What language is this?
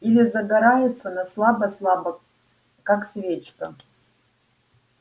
Russian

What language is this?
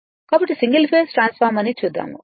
Telugu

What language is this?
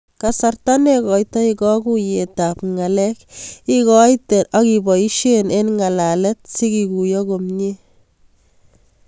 Kalenjin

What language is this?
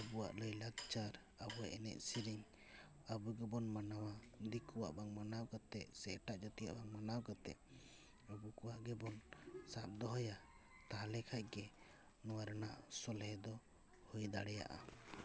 Santali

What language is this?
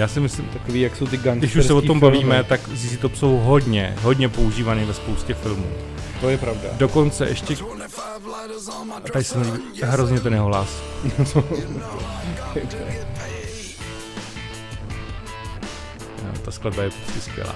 Czech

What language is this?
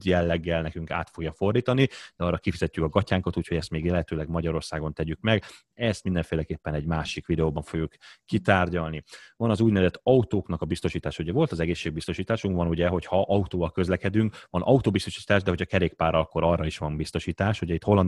Hungarian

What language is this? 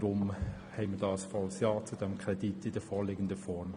Swiss German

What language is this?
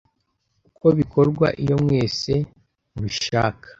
Kinyarwanda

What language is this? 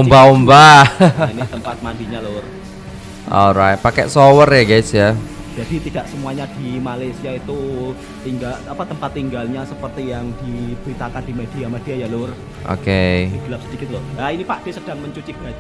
Indonesian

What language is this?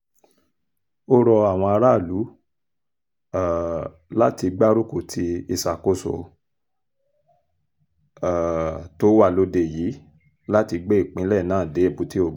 Yoruba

